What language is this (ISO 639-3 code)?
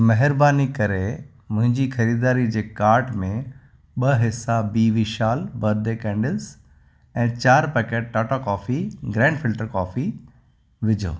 snd